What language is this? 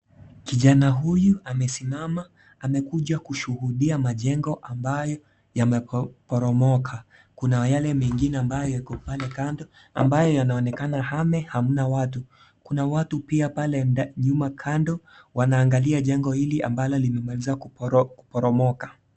Swahili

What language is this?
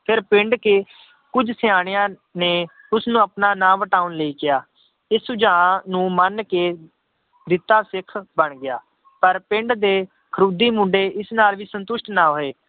Punjabi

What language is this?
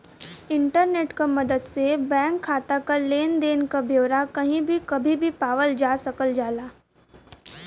Bhojpuri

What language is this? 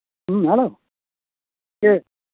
Santali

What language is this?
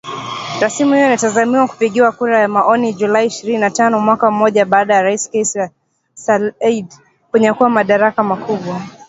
Swahili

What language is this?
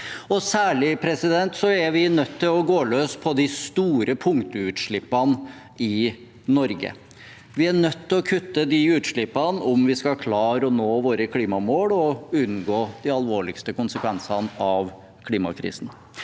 Norwegian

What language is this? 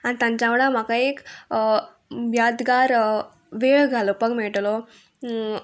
Konkani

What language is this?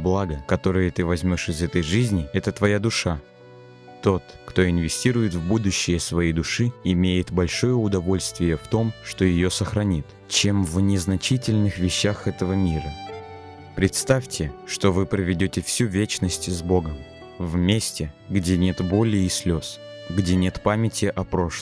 Russian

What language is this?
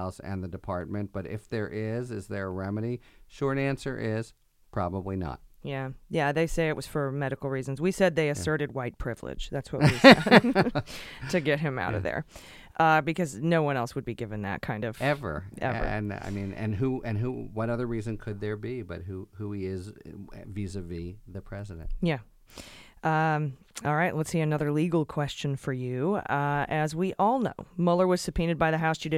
English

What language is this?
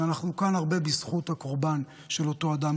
Hebrew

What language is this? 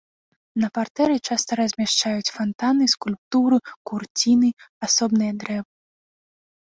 Belarusian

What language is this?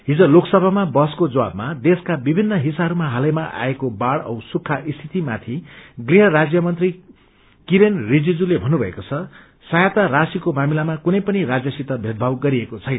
Nepali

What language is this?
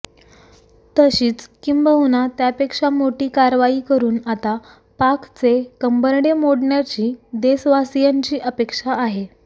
Marathi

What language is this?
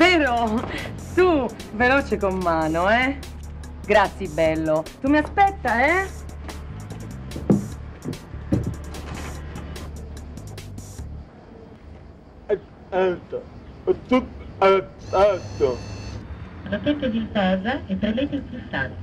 Italian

